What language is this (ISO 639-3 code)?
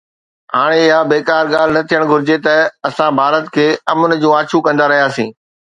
snd